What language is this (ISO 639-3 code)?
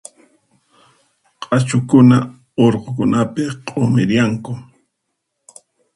qxp